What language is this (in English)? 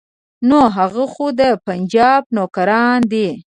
Pashto